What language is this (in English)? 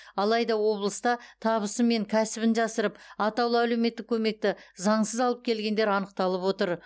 Kazakh